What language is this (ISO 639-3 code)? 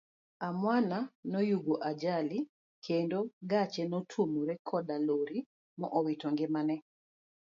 luo